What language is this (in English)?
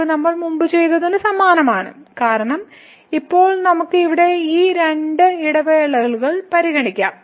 Malayalam